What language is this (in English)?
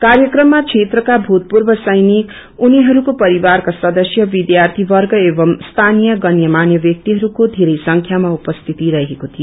Nepali